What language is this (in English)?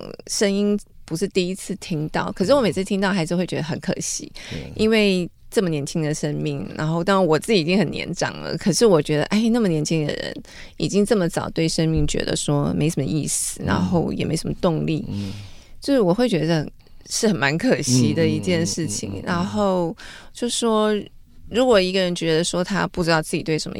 Chinese